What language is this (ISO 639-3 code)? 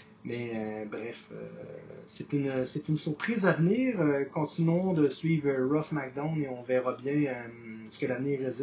fra